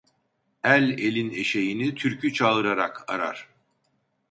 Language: Turkish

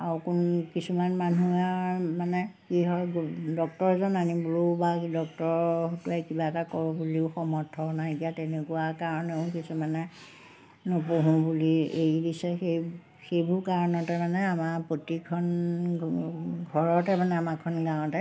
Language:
Assamese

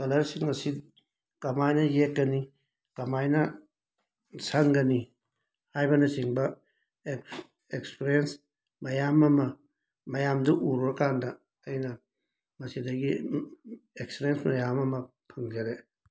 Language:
Manipuri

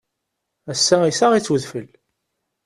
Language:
Kabyle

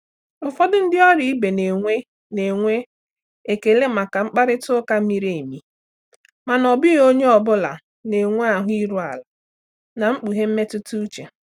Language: Igbo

